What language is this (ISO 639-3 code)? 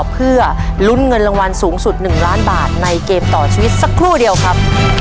tha